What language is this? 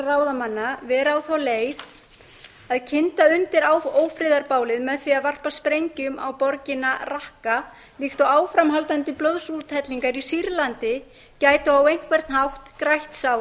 Icelandic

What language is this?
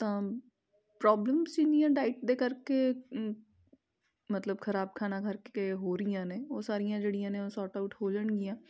Punjabi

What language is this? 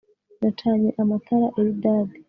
Kinyarwanda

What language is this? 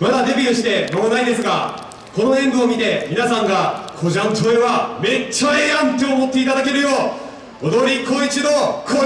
Japanese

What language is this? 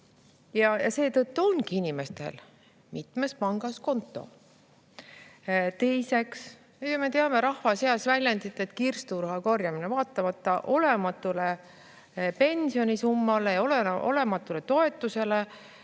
Estonian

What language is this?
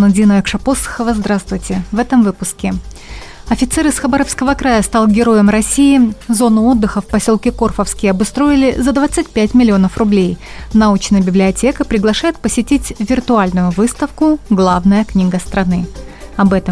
Russian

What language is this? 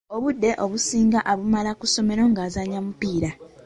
Ganda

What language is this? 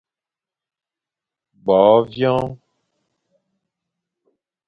Fang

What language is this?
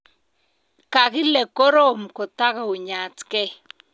Kalenjin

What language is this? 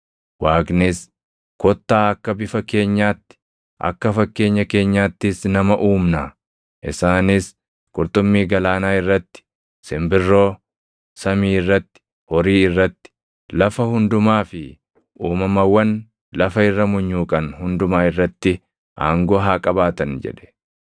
Oromo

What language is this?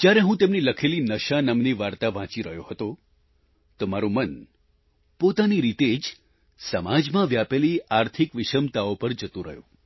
Gujarati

